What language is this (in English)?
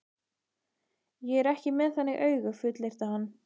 Icelandic